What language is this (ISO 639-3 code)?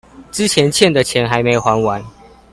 zho